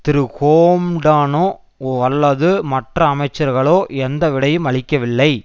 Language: Tamil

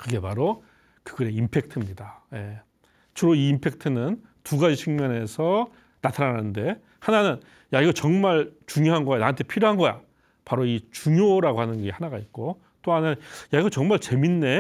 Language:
Korean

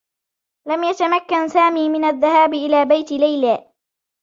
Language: Arabic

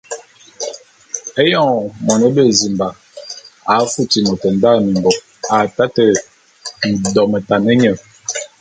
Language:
Bulu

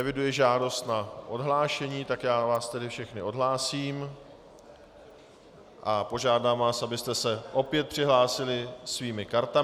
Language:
Czech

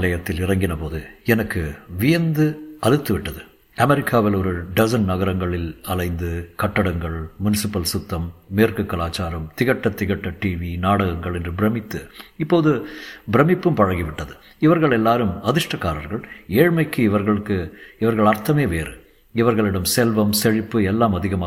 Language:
Tamil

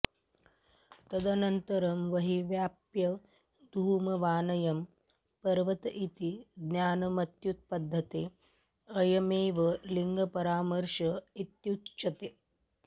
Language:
Sanskrit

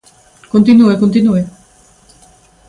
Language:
Galician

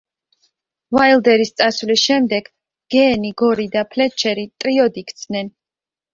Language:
Georgian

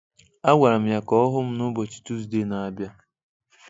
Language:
Igbo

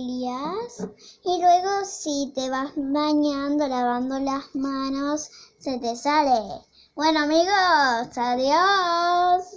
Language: Spanish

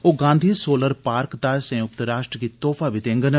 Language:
Dogri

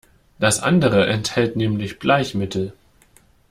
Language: German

